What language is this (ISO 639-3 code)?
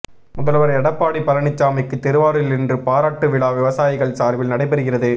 tam